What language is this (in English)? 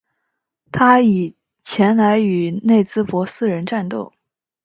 Chinese